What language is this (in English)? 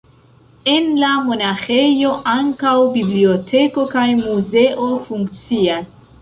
Esperanto